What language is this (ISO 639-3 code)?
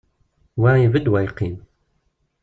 kab